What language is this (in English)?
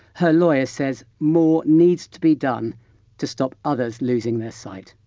English